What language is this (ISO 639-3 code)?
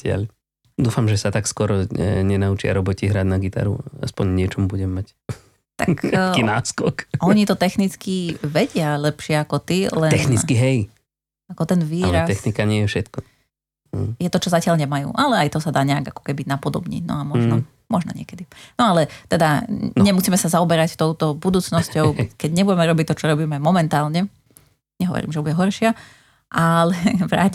slk